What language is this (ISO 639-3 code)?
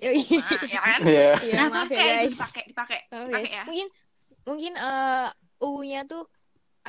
ind